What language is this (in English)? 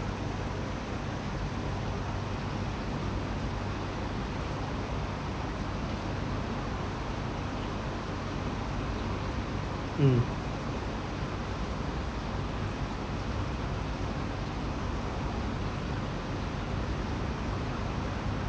English